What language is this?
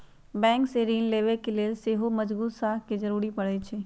Magahi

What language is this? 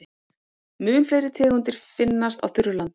Icelandic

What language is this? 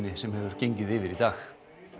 Icelandic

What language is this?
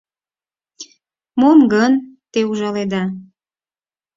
Mari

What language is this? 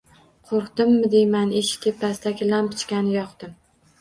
Uzbek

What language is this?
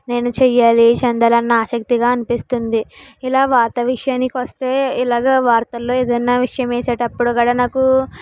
Telugu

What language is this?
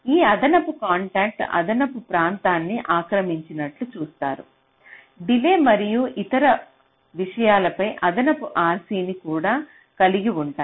Telugu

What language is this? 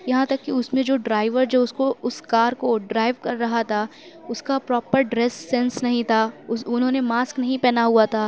Urdu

